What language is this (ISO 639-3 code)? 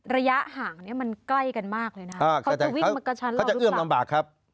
tha